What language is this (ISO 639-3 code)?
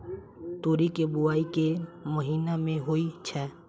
mai